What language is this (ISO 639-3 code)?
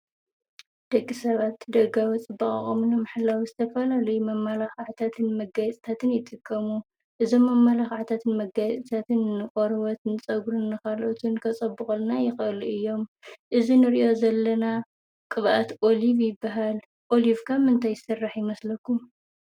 tir